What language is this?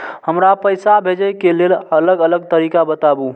Maithili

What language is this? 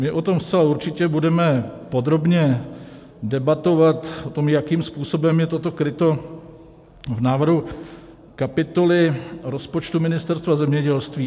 Czech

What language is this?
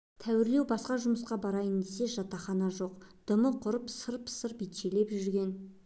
Kazakh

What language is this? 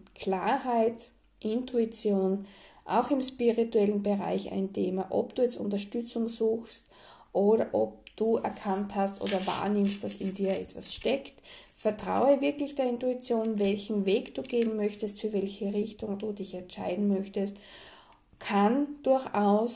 German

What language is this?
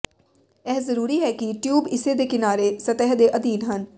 Punjabi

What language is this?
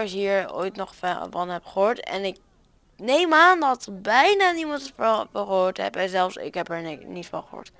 Dutch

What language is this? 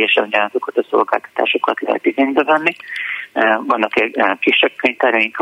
Hungarian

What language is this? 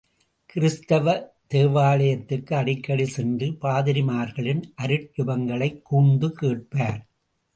Tamil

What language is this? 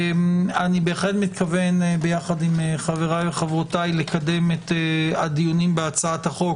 Hebrew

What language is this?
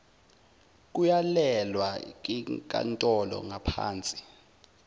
Zulu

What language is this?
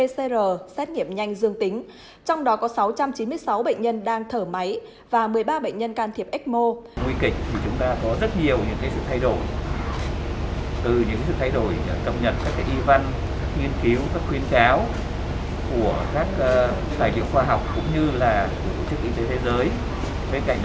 Vietnamese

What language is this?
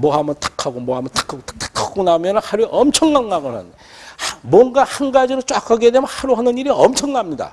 Korean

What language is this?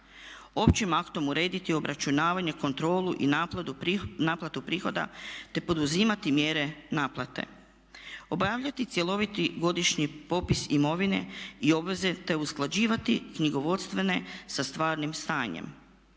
Croatian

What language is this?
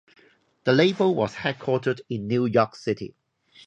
English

